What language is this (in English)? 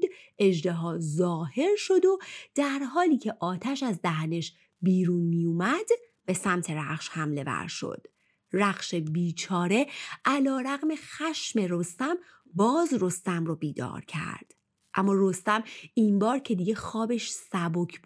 Persian